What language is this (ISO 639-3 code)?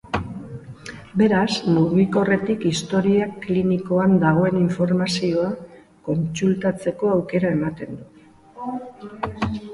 eus